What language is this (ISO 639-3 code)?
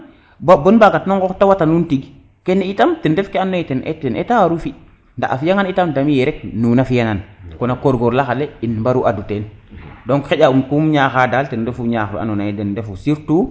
srr